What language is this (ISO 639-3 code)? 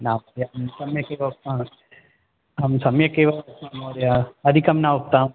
san